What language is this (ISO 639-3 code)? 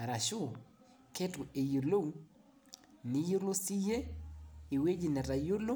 mas